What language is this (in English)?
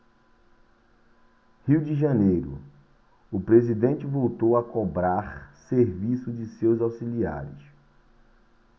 Portuguese